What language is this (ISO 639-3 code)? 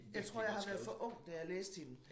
dan